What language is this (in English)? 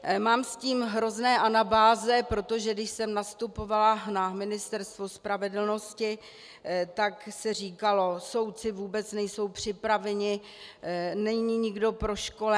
Czech